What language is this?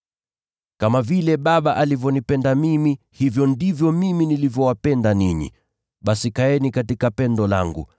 Swahili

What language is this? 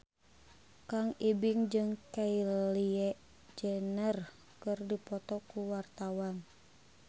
Sundanese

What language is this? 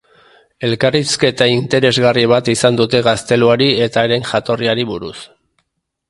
Basque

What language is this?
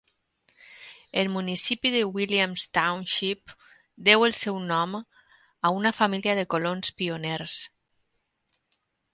Catalan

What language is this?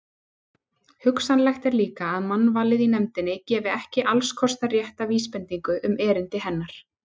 Icelandic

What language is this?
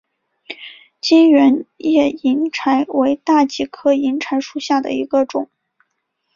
Chinese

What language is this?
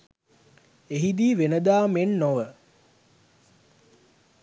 Sinhala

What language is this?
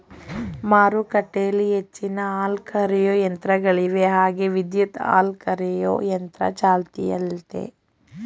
Kannada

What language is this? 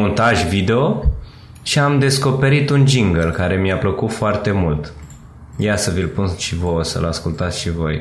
Romanian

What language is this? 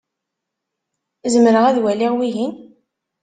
Kabyle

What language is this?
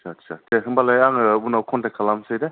Bodo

